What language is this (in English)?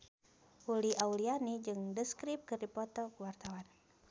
Sundanese